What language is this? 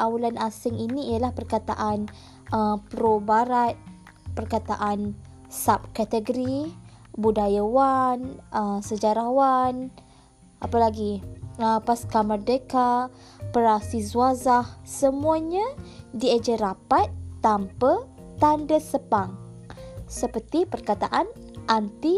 Malay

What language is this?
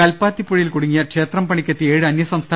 Malayalam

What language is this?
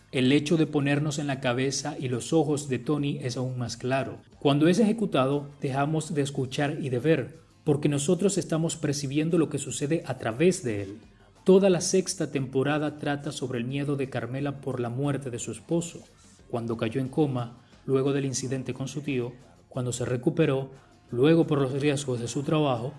Spanish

